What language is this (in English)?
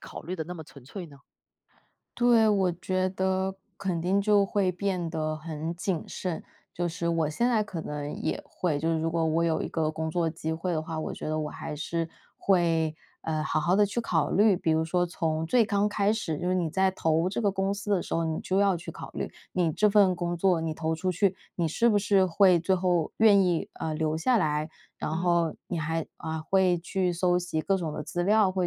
Chinese